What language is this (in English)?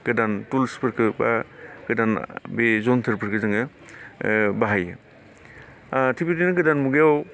Bodo